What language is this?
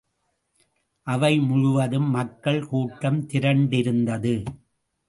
Tamil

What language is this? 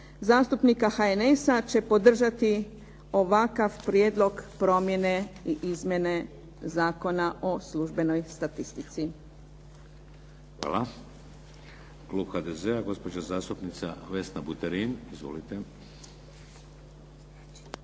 Croatian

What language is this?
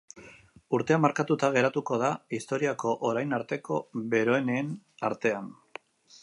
Basque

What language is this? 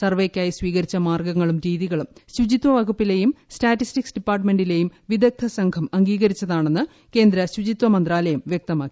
Malayalam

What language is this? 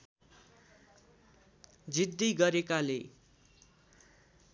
Nepali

